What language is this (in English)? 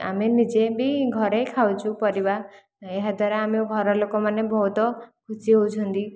Odia